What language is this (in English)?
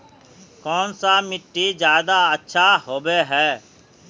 Magahi